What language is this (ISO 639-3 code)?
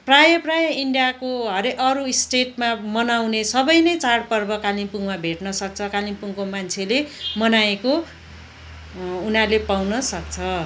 nep